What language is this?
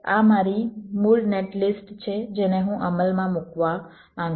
Gujarati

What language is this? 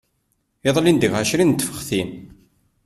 Kabyle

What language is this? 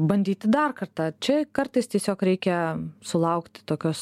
Lithuanian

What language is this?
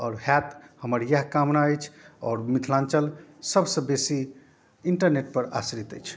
Maithili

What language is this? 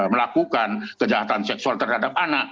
Indonesian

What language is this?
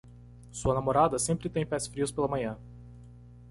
Portuguese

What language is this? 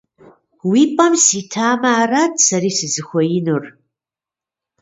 Kabardian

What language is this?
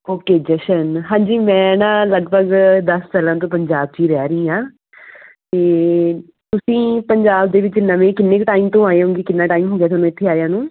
Punjabi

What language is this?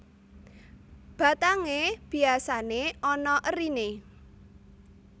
Javanese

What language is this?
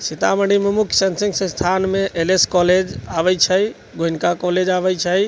Maithili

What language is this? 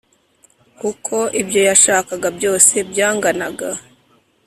Kinyarwanda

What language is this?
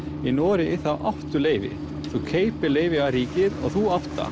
Icelandic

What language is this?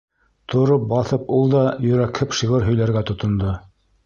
Bashkir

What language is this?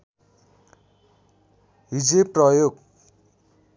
Nepali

